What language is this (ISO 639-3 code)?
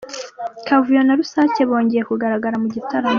kin